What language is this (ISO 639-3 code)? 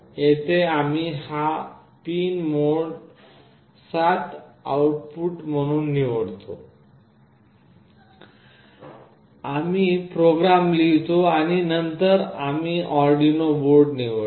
mar